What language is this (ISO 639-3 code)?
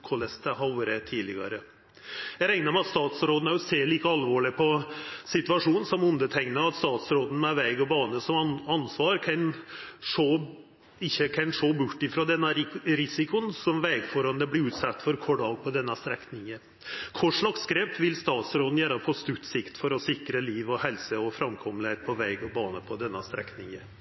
nno